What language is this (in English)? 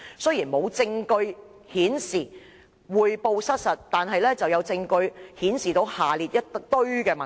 Cantonese